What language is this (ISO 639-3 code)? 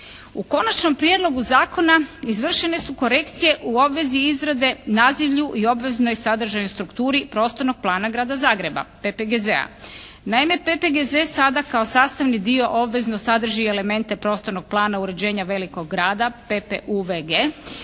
hrv